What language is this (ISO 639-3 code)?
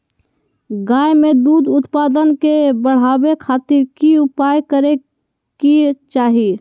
mag